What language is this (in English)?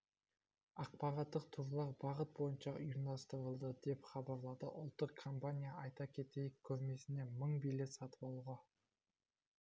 Kazakh